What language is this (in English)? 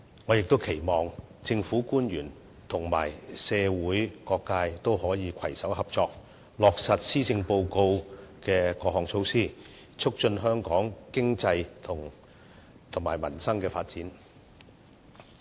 Cantonese